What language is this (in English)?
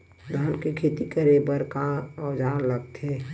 Chhattisgarhi